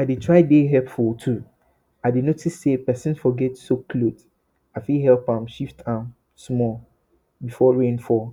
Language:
Nigerian Pidgin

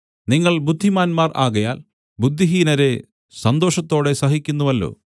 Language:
Malayalam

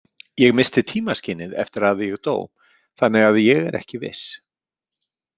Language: Icelandic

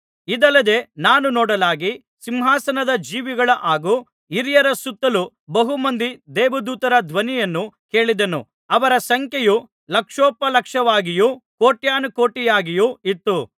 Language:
Kannada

